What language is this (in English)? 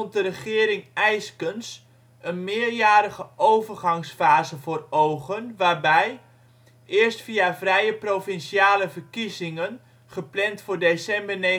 Dutch